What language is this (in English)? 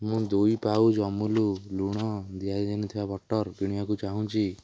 Odia